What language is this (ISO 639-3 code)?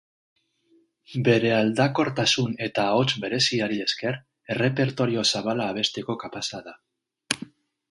eus